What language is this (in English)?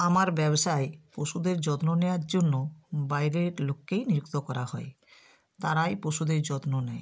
Bangla